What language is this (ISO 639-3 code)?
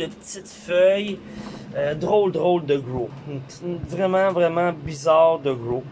fra